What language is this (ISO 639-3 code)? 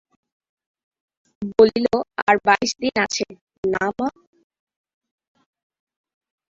ben